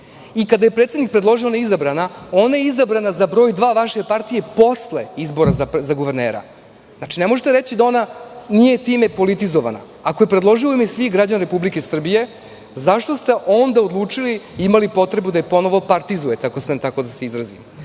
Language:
Serbian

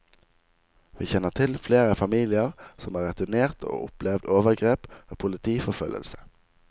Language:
Norwegian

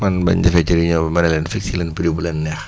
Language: Wolof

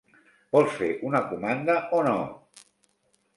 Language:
Catalan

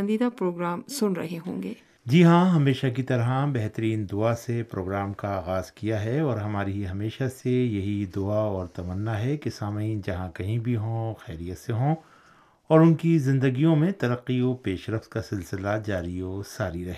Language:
Urdu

